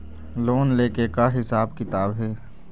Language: Chhattisgarhi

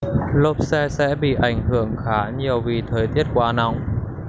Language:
Vietnamese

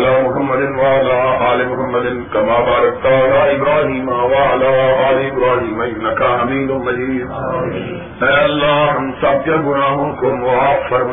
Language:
Urdu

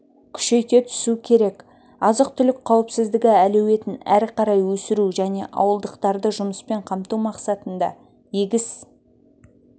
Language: Kazakh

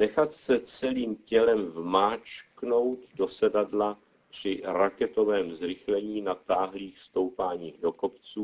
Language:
Czech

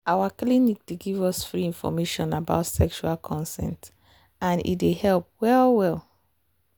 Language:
Nigerian Pidgin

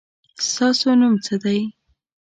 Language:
Pashto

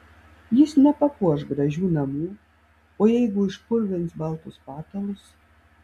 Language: Lithuanian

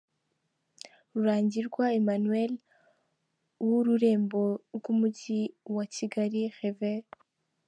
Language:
Kinyarwanda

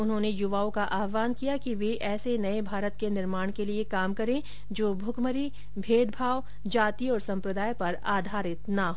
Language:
Hindi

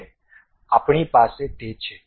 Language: Gujarati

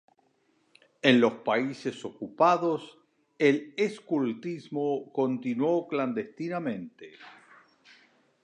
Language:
Spanish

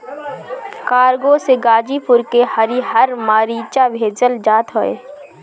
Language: Bhojpuri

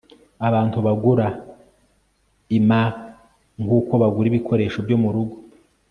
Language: Kinyarwanda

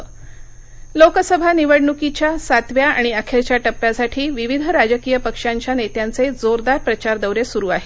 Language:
Marathi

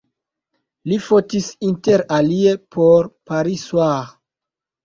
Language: Esperanto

